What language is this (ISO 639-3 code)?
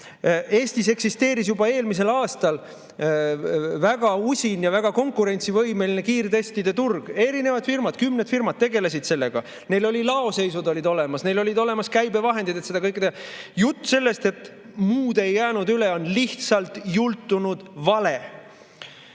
est